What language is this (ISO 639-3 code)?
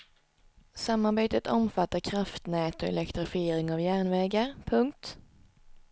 swe